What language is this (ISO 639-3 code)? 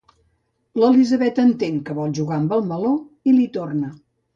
cat